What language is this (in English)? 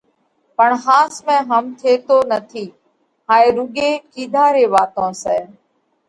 Parkari Koli